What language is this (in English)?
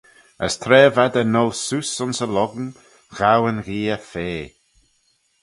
Manx